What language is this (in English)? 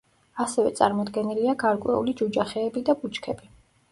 Georgian